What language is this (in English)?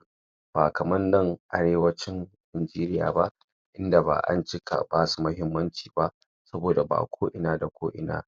Hausa